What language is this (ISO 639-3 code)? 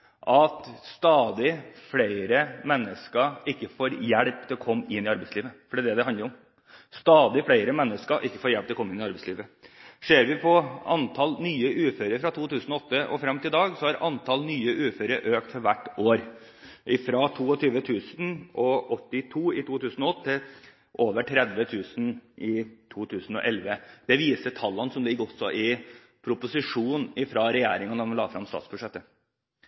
nob